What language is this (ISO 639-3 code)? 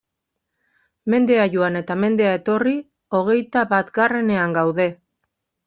eus